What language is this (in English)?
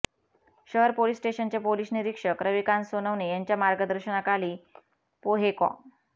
Marathi